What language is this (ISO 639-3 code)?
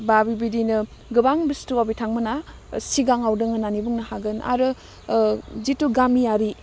brx